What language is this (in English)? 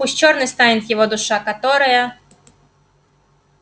Russian